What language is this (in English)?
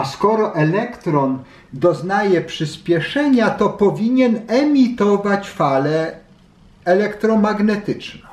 Polish